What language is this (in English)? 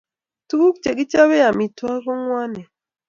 Kalenjin